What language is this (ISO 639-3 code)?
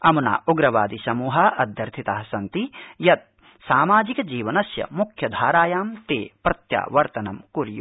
san